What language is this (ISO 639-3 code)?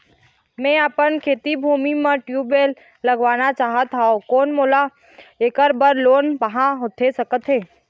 hne